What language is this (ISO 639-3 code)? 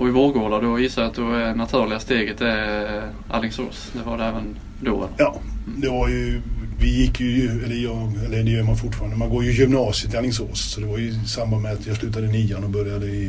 swe